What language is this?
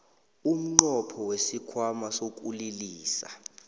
South Ndebele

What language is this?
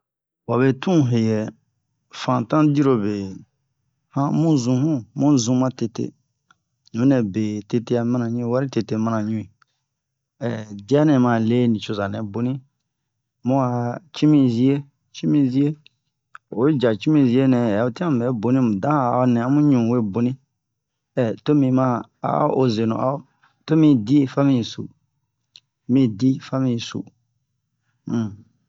Bomu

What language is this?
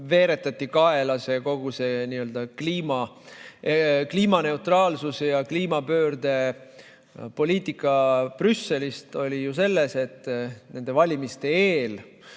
Estonian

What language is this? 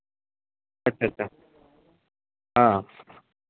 Hindi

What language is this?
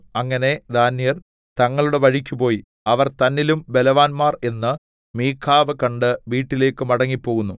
Malayalam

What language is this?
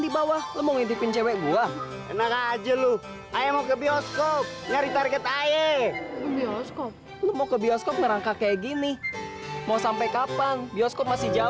Indonesian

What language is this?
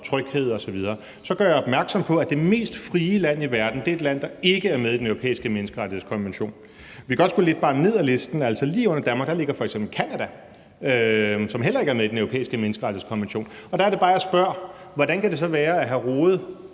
Danish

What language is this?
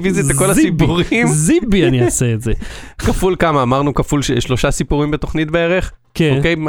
Hebrew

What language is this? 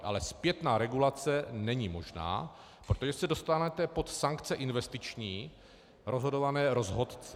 Czech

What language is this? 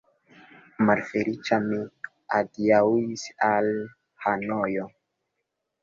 Esperanto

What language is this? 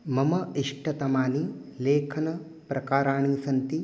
Sanskrit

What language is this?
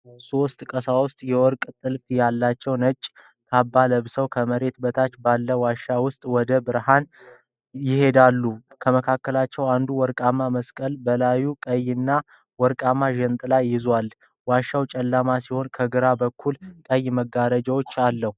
Amharic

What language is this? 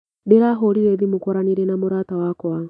Kikuyu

